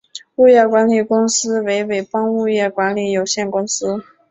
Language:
Chinese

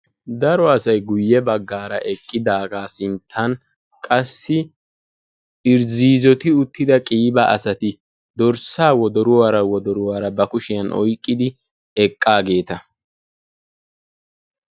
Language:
Wolaytta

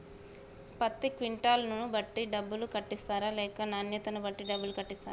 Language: Telugu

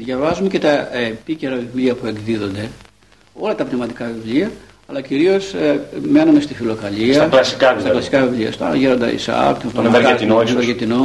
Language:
Greek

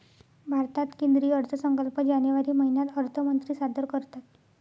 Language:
Marathi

